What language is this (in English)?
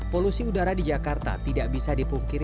Indonesian